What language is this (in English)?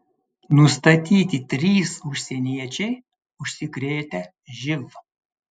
Lithuanian